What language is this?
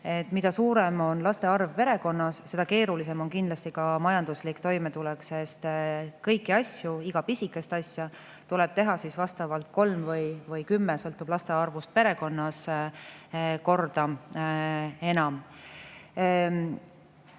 Estonian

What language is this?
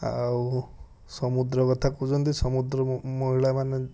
Odia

